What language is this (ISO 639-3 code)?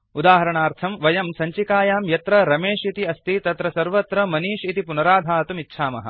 san